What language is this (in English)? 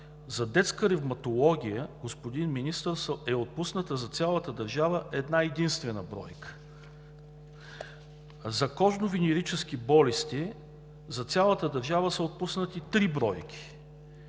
Bulgarian